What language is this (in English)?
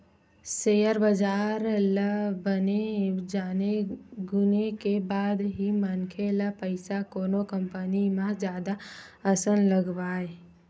Chhattisgarhi